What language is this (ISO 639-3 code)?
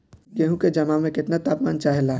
bho